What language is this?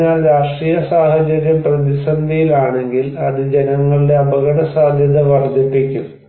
Malayalam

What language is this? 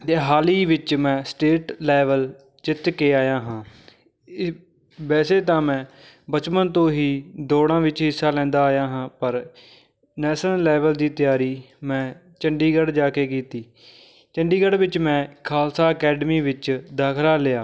Punjabi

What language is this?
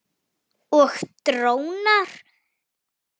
Icelandic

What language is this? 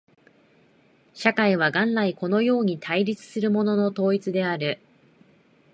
Japanese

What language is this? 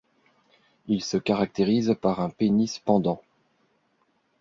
French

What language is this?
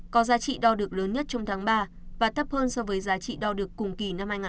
Vietnamese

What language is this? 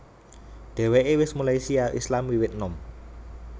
Javanese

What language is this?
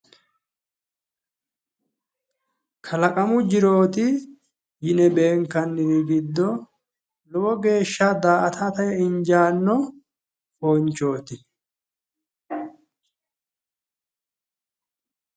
Sidamo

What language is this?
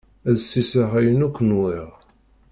Kabyle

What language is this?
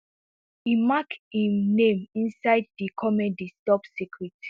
Nigerian Pidgin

